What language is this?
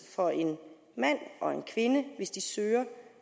Danish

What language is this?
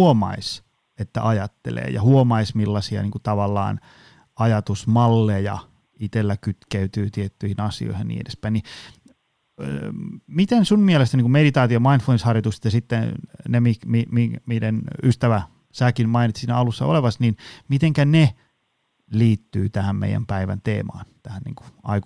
Finnish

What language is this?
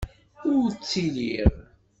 Kabyle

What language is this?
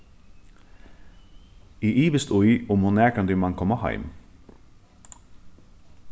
Faroese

